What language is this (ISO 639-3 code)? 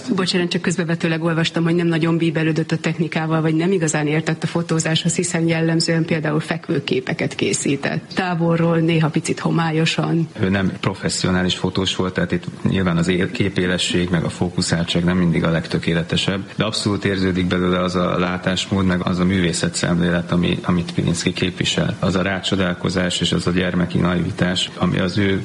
hun